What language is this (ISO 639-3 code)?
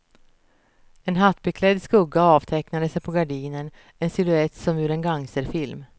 swe